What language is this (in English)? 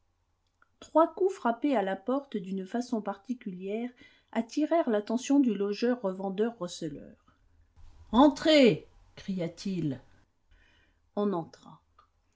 French